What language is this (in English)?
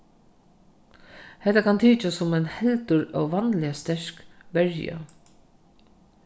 Faroese